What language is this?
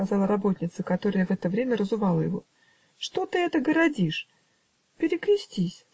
Russian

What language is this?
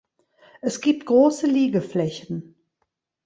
German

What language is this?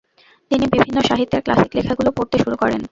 Bangla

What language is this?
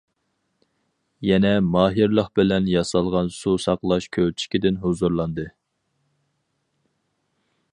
Uyghur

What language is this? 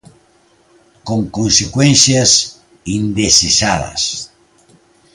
Galician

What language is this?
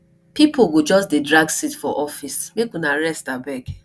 Nigerian Pidgin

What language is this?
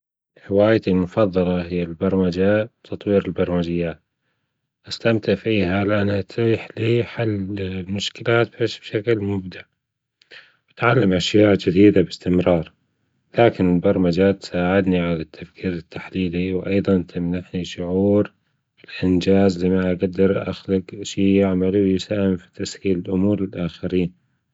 Gulf Arabic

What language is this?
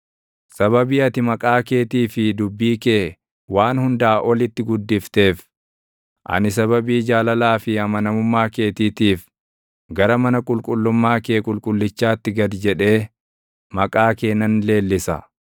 Oromo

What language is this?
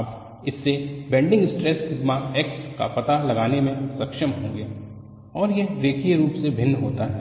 Hindi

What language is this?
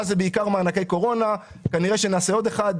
Hebrew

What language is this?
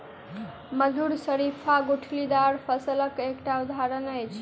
Maithili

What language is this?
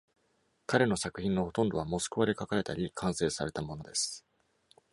Japanese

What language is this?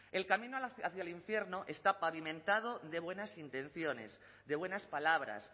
Spanish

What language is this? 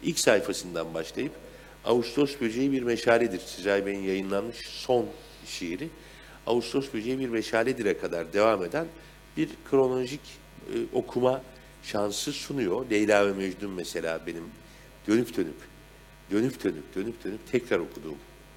Turkish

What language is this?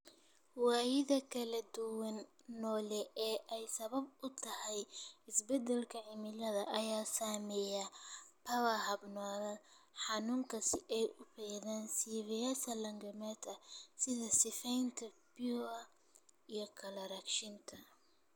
Somali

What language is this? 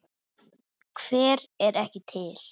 Icelandic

